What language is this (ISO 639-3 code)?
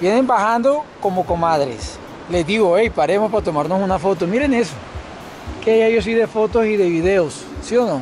spa